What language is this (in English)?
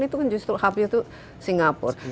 Indonesian